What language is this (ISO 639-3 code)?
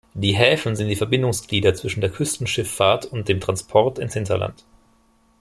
deu